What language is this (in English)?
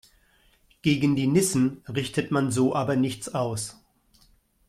German